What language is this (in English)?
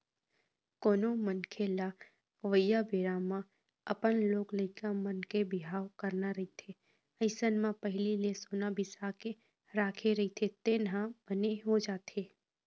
Chhattisgarhi